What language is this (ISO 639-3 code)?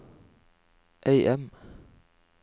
nor